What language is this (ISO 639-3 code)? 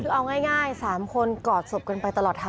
tha